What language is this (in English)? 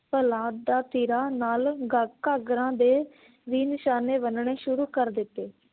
Punjabi